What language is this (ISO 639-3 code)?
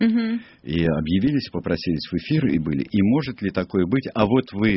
rus